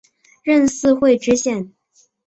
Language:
Chinese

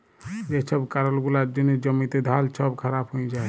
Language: Bangla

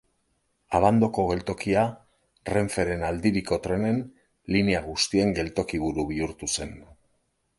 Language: Basque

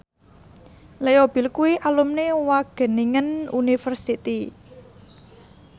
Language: Javanese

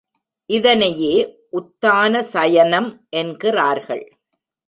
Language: Tamil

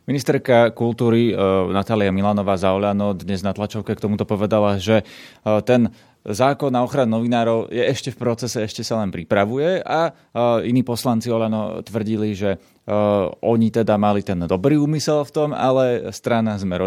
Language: Slovak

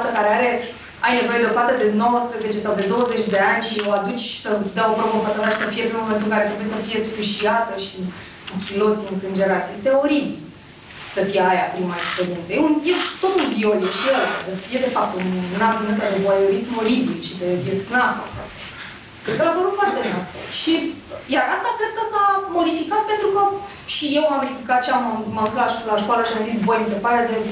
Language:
Romanian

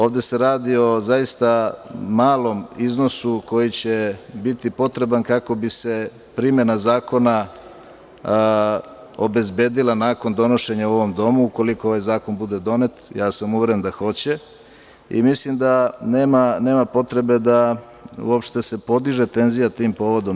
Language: Serbian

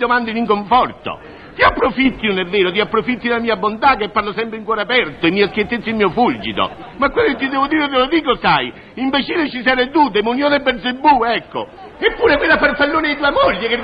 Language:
Italian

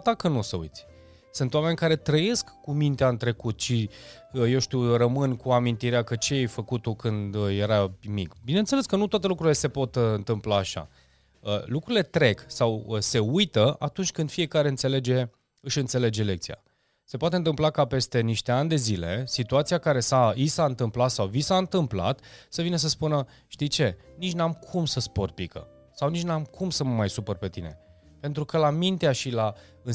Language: Romanian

